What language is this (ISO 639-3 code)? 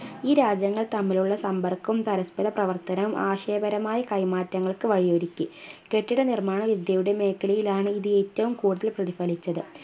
mal